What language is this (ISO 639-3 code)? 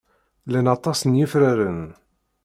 kab